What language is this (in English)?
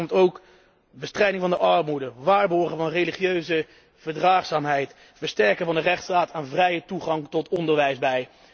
Dutch